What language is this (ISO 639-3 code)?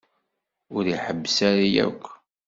kab